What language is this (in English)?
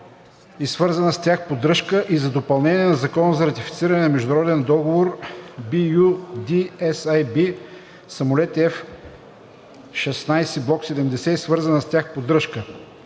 Bulgarian